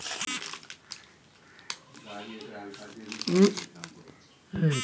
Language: Maithili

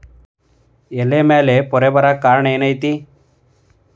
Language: Kannada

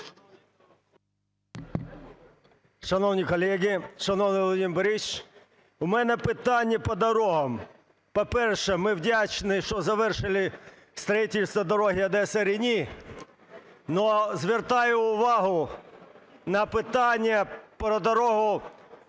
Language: Ukrainian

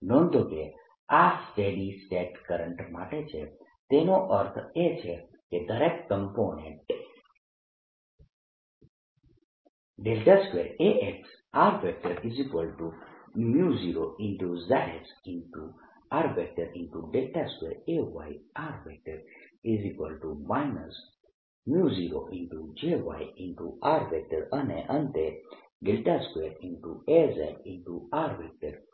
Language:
Gujarati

